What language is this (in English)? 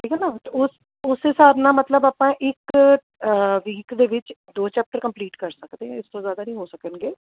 Punjabi